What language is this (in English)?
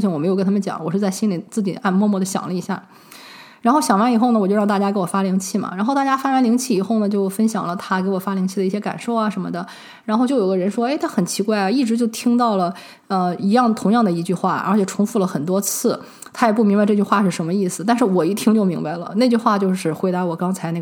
Chinese